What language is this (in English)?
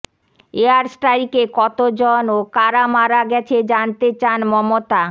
Bangla